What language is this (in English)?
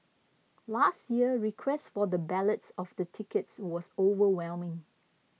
English